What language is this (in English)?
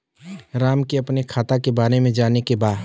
Bhojpuri